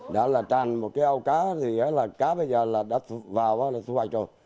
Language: Vietnamese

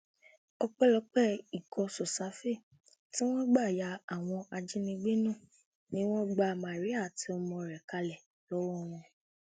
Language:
Yoruba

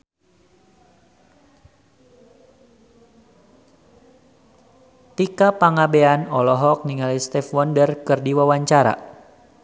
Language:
Sundanese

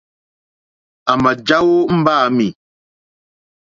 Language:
Mokpwe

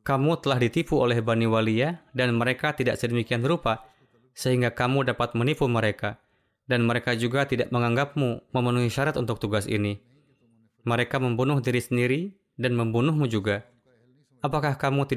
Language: Indonesian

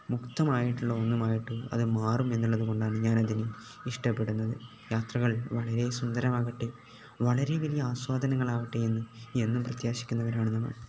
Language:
Malayalam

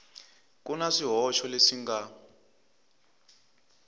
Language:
Tsonga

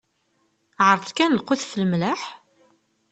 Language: Kabyle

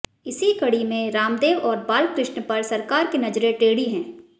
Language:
Hindi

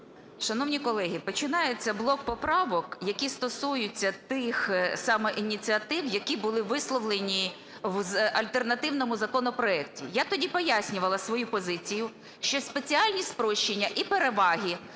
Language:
Ukrainian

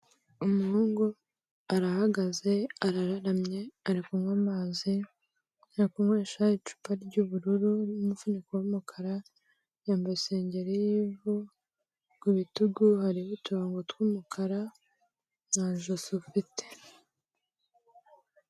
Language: Kinyarwanda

